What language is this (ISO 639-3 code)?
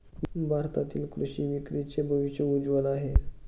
mar